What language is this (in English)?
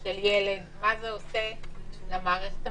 Hebrew